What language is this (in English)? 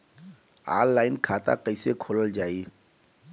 Bhojpuri